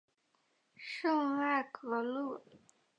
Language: Chinese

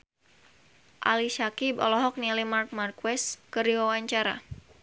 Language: Sundanese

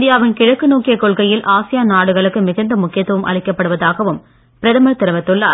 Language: Tamil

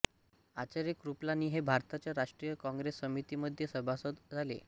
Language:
Marathi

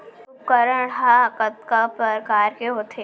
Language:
Chhattisgarhi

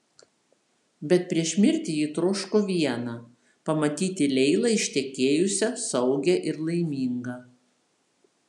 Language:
Lithuanian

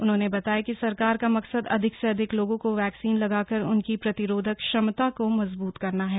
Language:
Hindi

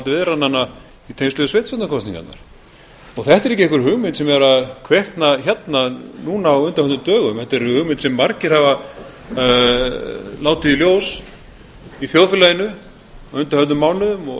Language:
Icelandic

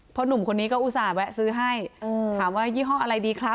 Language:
Thai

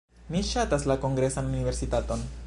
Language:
Esperanto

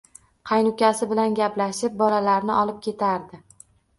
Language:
Uzbek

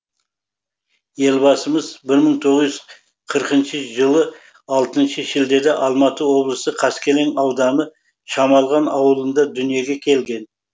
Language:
Kazakh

